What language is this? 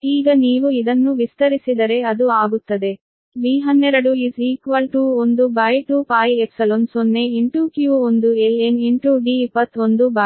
Kannada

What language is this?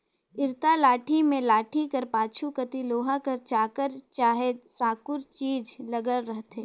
Chhattisgarhi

